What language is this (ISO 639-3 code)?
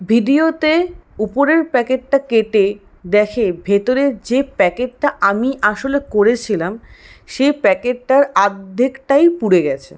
ben